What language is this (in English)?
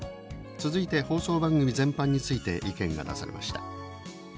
Japanese